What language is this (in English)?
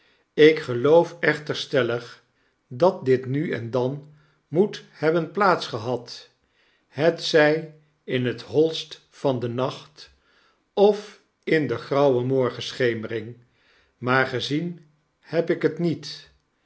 Dutch